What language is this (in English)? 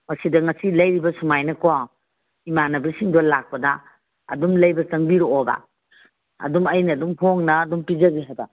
Manipuri